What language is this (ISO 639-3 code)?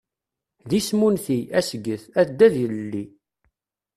kab